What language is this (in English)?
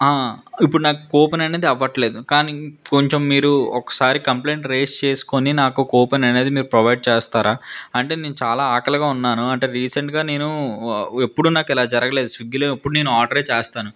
Telugu